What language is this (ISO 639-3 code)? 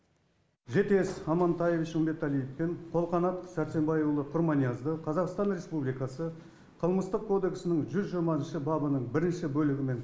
kaz